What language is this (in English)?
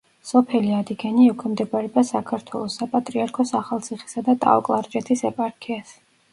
Georgian